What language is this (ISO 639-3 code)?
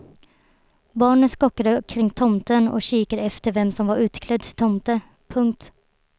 swe